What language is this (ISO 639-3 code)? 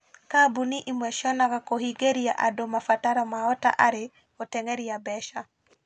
kik